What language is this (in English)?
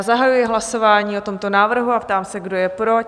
Czech